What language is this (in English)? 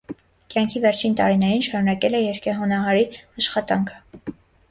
Armenian